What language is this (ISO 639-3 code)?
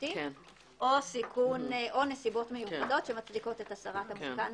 heb